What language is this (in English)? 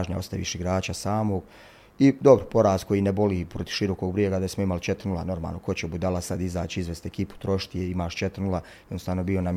Croatian